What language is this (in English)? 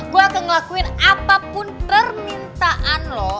Indonesian